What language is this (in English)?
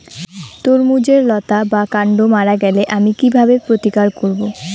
Bangla